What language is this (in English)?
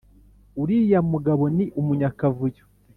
Kinyarwanda